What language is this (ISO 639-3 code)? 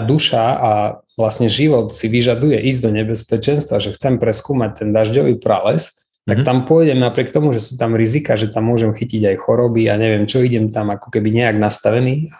slk